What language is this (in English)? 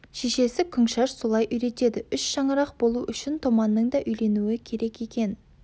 Kazakh